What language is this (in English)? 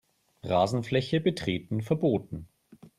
German